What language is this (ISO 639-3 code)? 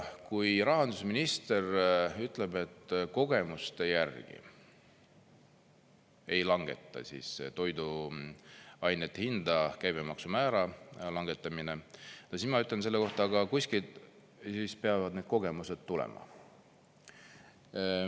est